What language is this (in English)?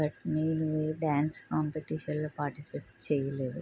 Telugu